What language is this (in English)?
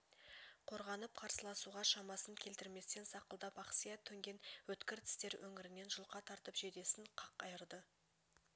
Kazakh